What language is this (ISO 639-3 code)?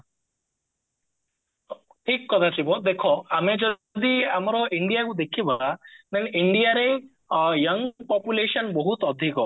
ori